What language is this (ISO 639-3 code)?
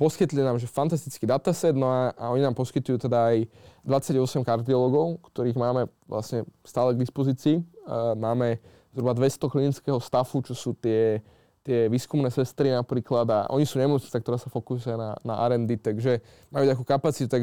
slk